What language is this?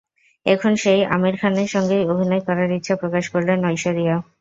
Bangla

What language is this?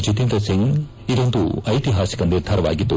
Kannada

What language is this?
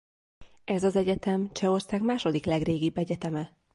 Hungarian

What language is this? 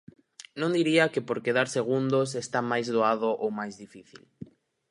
Galician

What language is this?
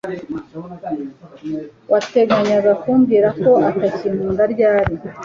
Kinyarwanda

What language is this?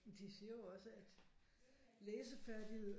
Danish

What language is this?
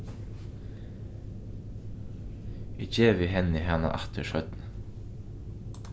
Faroese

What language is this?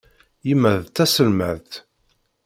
Kabyle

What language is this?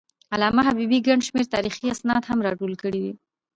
Pashto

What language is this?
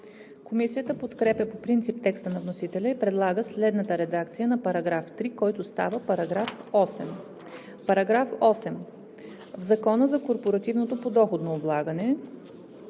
Bulgarian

